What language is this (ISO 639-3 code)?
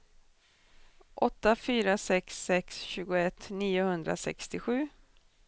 swe